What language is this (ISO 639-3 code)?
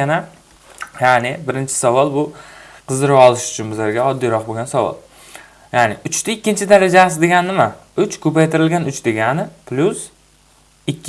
tur